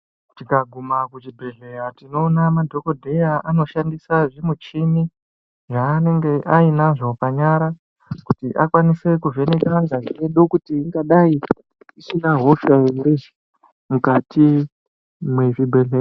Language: Ndau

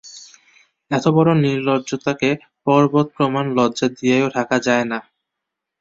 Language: Bangla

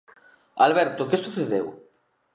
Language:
Galician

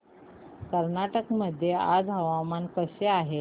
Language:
Marathi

